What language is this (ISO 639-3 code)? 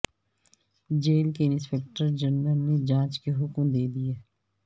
urd